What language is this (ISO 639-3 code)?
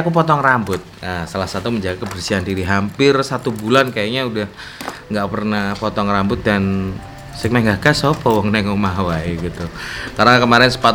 ind